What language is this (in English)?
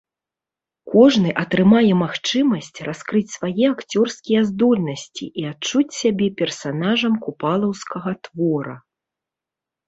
Belarusian